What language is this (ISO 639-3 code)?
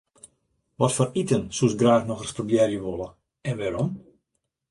fry